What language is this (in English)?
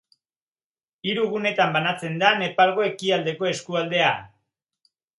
Basque